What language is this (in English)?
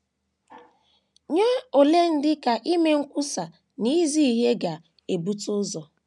Igbo